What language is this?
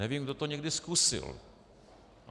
Czech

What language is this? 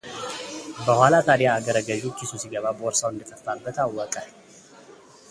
Amharic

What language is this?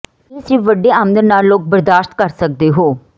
Punjabi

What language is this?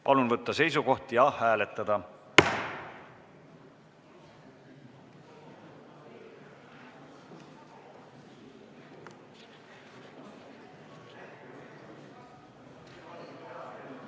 Estonian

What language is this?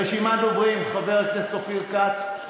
Hebrew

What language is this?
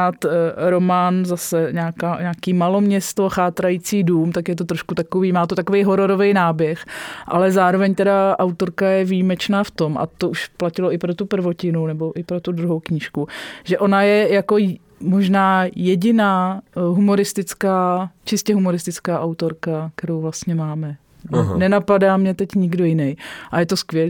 Czech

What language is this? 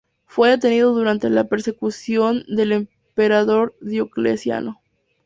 Spanish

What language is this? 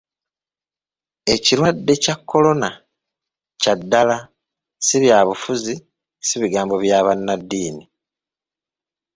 Ganda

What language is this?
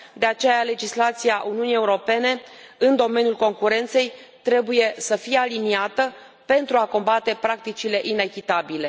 Romanian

